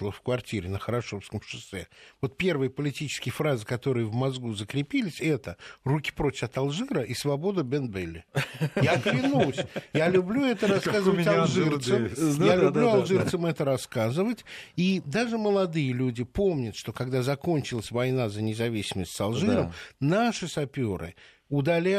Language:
Russian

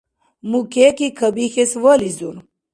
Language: Dargwa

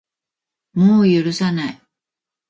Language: Japanese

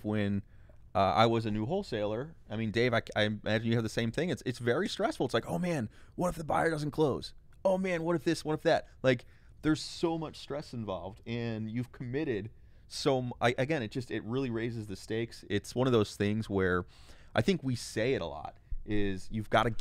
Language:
English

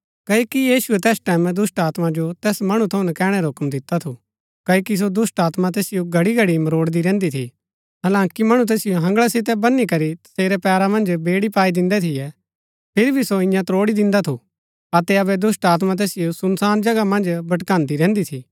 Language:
Gaddi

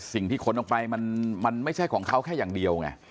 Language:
Thai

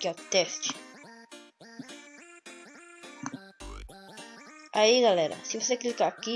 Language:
Portuguese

